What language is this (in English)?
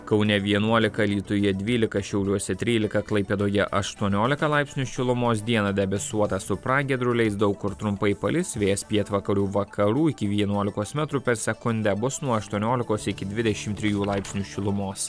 Lithuanian